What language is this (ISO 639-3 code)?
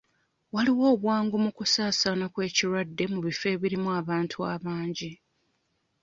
lug